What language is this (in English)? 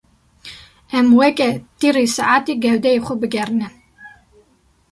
Kurdish